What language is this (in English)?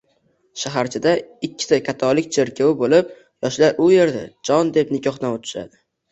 Uzbek